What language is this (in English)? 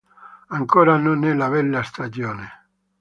Italian